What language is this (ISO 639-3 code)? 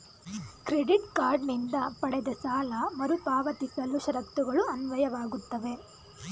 kan